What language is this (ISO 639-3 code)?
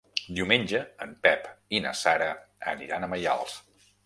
cat